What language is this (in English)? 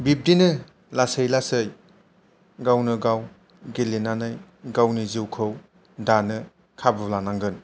Bodo